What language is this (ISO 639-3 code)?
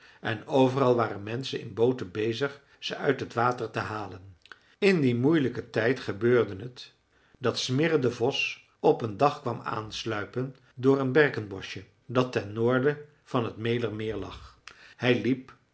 nld